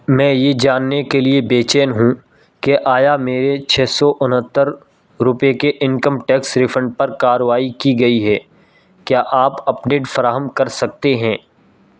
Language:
Urdu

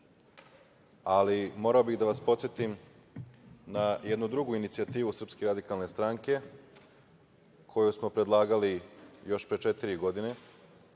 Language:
Serbian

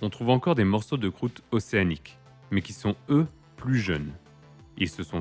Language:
French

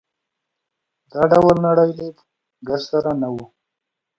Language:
Pashto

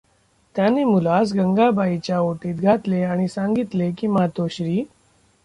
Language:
Marathi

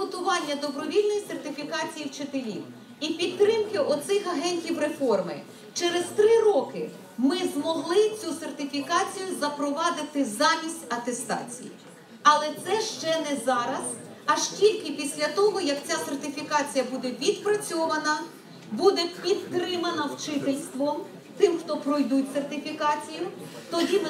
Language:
Ukrainian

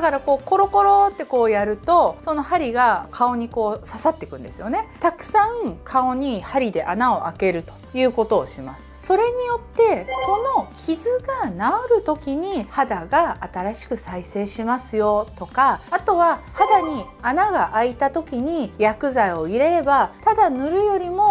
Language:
Japanese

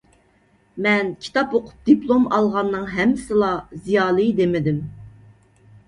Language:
Uyghur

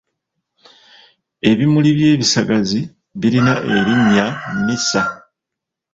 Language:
Ganda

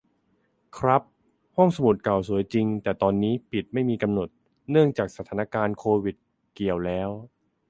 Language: Thai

